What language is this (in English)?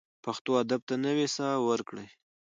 Pashto